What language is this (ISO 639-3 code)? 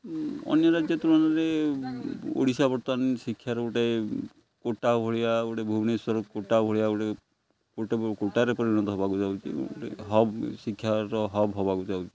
ori